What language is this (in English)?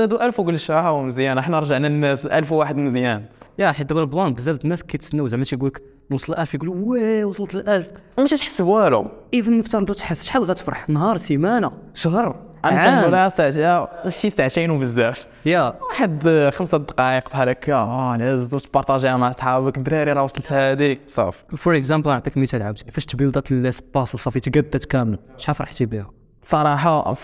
Arabic